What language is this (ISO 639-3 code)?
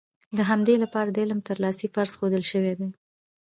pus